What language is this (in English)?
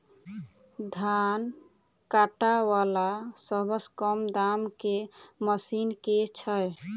Maithili